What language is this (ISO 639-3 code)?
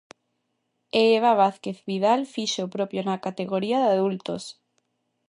glg